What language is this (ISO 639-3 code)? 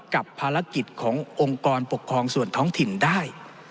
tha